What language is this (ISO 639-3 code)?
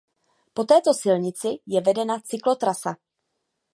ces